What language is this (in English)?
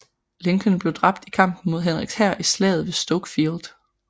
Danish